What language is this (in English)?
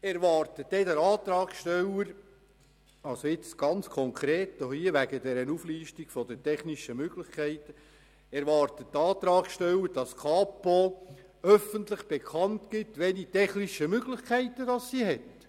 Swiss German